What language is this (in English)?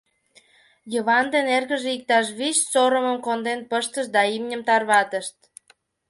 Mari